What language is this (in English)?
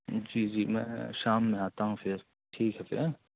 Urdu